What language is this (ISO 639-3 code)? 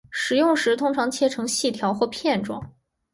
zho